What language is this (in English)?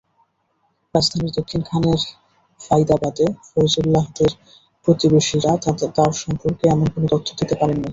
Bangla